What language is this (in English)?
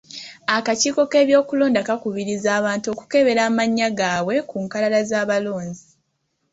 Ganda